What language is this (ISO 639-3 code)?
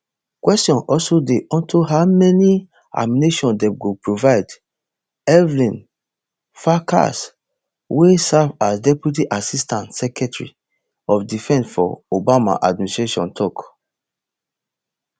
pcm